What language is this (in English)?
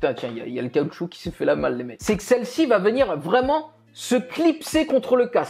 French